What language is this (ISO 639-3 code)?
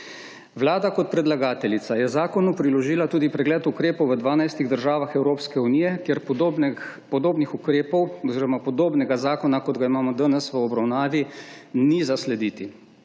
slv